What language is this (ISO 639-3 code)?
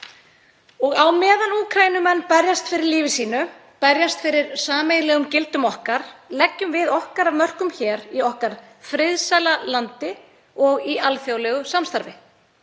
isl